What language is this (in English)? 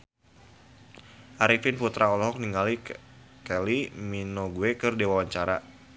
Sundanese